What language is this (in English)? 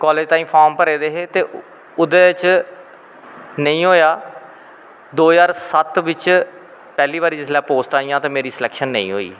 Dogri